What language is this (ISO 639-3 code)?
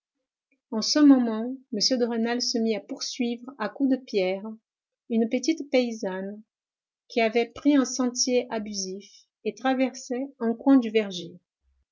fra